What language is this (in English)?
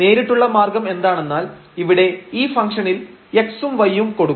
Malayalam